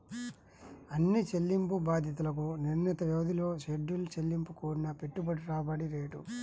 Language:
Telugu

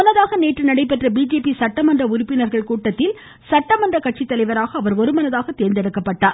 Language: Tamil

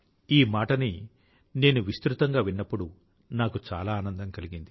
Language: Telugu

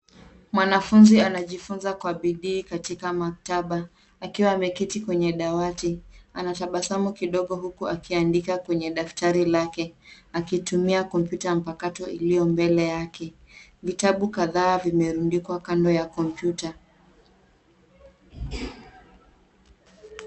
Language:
Swahili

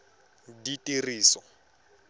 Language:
Tswana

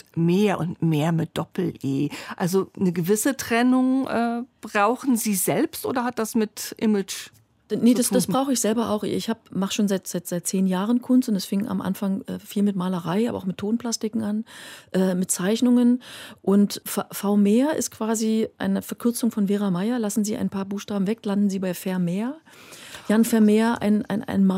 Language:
German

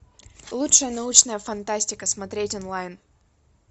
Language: Russian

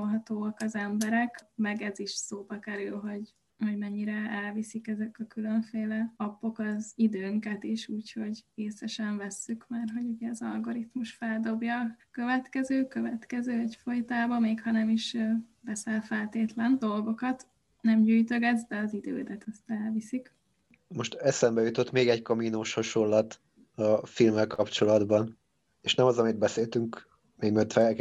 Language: Hungarian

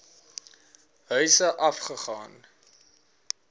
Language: Afrikaans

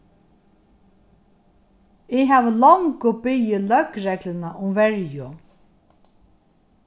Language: Faroese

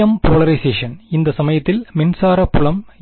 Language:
Tamil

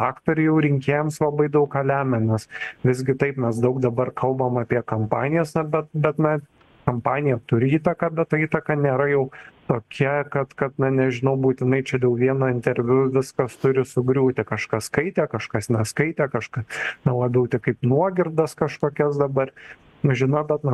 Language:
Lithuanian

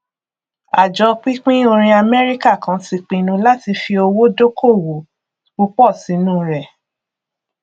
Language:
Yoruba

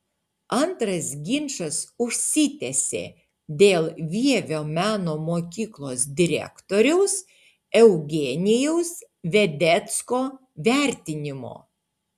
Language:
Lithuanian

